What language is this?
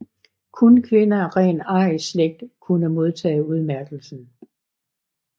Danish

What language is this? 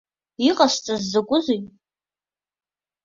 Abkhazian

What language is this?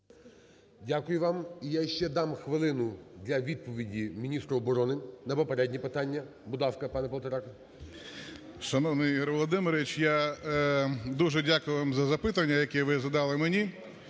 Ukrainian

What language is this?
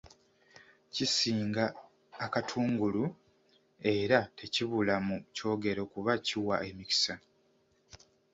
Ganda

